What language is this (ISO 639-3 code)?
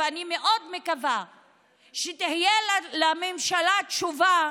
heb